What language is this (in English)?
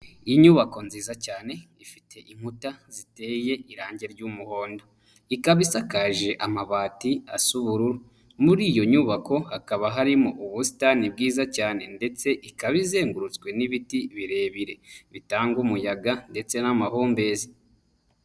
Kinyarwanda